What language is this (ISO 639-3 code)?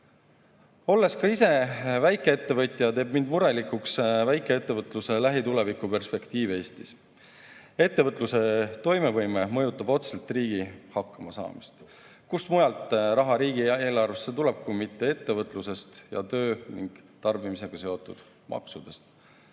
est